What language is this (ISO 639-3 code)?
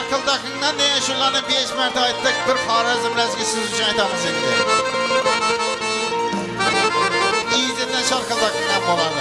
uzb